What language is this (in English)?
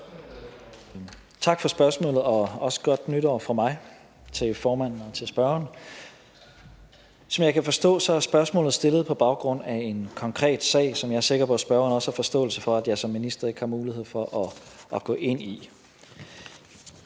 Danish